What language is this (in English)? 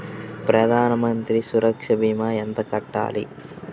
Telugu